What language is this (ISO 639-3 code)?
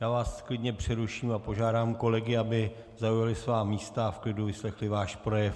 ces